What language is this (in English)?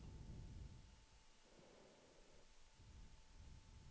Swedish